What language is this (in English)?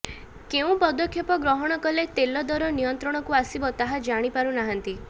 Odia